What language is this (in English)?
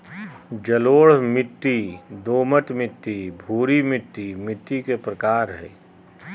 Magahi